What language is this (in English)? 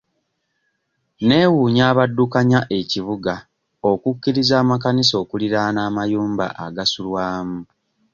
Ganda